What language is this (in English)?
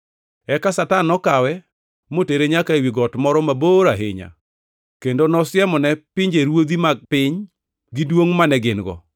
Luo (Kenya and Tanzania)